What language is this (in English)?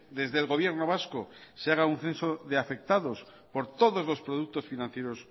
Spanish